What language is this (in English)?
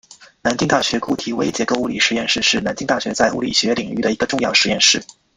Chinese